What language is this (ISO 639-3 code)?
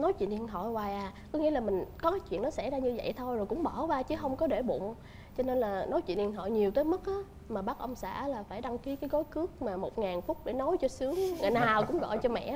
vie